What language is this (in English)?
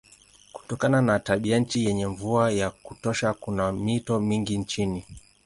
Swahili